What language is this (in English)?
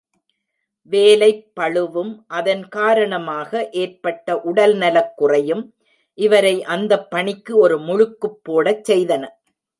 Tamil